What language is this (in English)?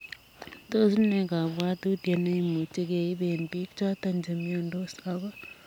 Kalenjin